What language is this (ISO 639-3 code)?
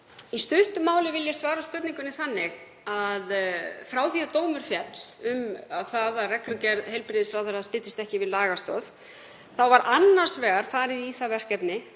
isl